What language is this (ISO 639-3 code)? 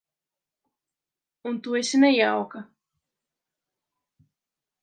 lav